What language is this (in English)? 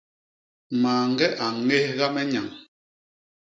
Basaa